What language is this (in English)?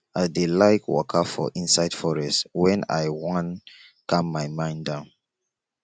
Nigerian Pidgin